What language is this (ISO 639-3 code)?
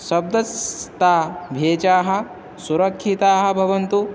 san